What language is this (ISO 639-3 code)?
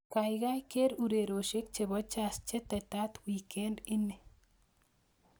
kln